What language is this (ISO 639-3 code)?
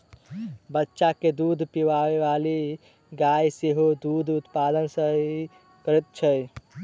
mai